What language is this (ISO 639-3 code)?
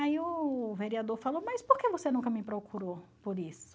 por